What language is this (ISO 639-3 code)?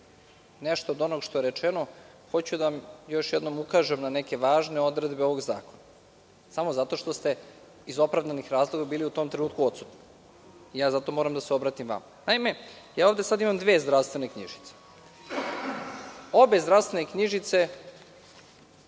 srp